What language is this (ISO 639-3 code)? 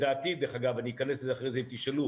heb